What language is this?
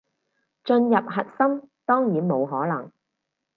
Cantonese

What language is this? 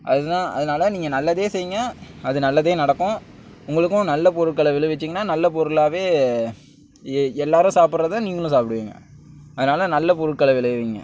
Tamil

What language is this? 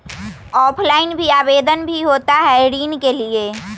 Magahi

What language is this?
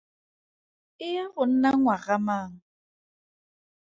Tswana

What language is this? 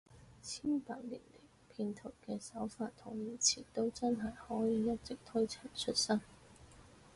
Cantonese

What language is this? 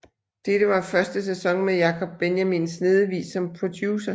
Danish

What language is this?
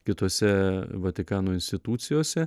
Lithuanian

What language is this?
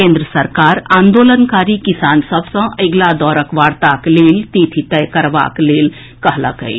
Maithili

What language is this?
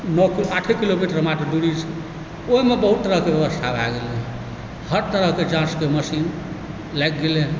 Maithili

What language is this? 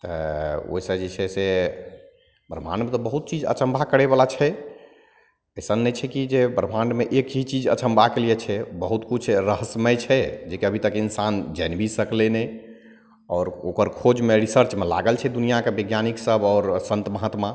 Maithili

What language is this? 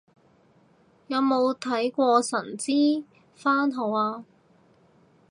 Cantonese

